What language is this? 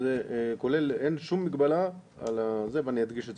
Hebrew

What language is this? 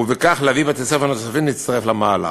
Hebrew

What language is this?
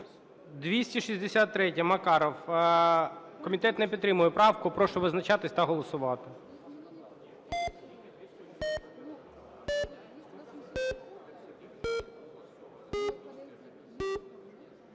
Ukrainian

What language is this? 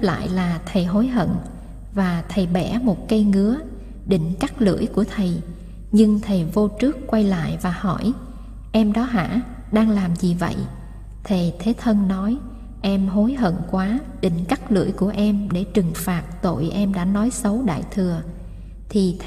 Vietnamese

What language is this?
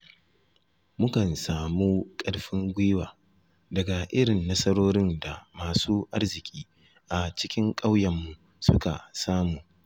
Hausa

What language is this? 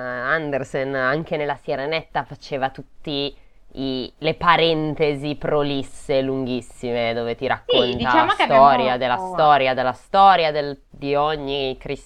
Italian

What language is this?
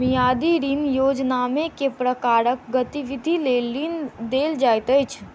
Maithili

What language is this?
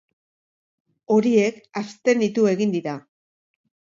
Basque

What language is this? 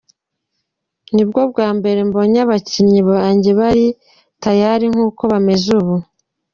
Kinyarwanda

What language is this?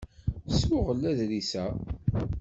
Kabyle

